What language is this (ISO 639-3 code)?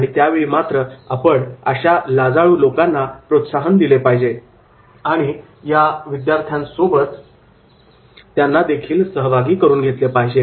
mar